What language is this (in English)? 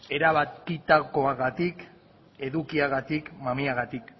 Basque